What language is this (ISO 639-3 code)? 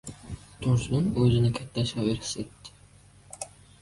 uzb